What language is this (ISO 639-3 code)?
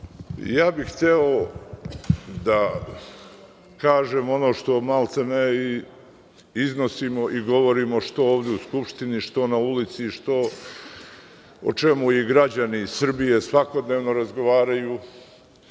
srp